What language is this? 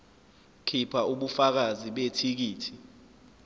Zulu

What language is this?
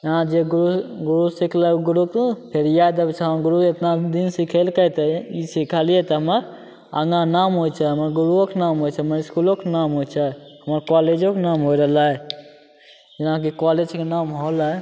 Maithili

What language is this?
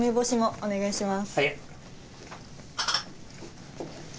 Japanese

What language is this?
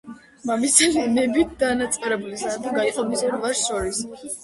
Georgian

